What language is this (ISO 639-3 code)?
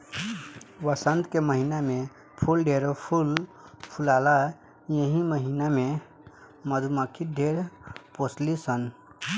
bho